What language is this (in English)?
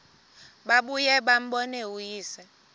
Xhosa